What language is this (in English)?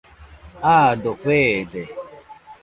Nüpode Huitoto